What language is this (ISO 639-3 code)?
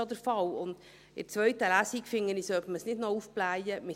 gsw